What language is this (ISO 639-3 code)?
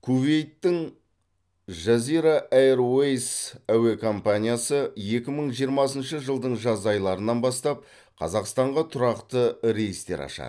kaz